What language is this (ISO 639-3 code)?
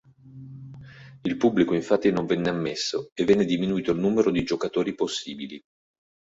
ita